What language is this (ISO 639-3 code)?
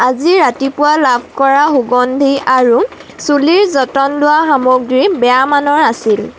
asm